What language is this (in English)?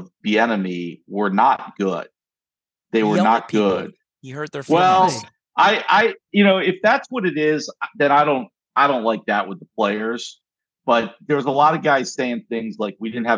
English